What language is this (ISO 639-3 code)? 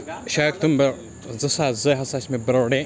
kas